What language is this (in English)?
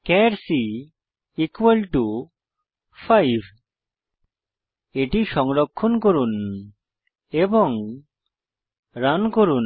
Bangla